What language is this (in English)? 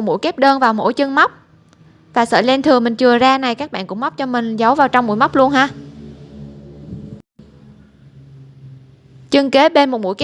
Vietnamese